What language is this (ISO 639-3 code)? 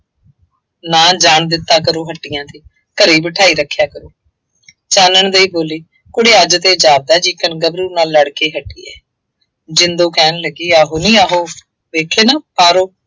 pan